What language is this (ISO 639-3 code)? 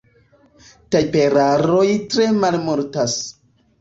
epo